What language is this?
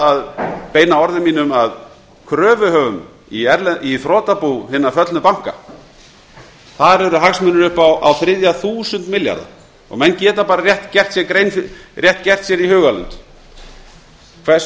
Icelandic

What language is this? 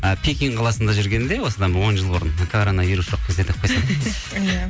Kazakh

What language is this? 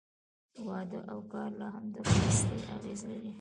Pashto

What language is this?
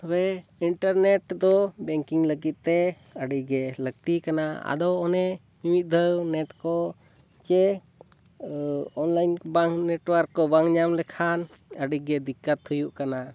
Santali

